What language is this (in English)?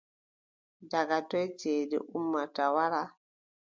Adamawa Fulfulde